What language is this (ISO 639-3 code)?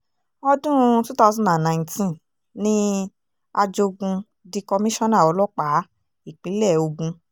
yor